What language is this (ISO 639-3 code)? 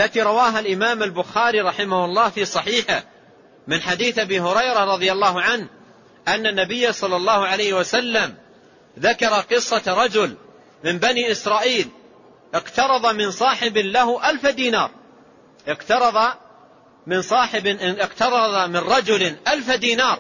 ara